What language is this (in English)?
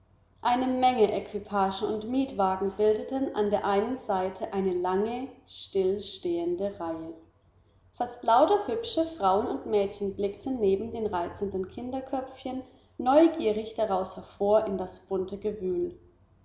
German